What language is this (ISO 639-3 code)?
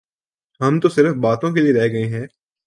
urd